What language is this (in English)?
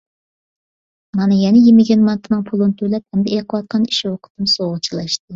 Uyghur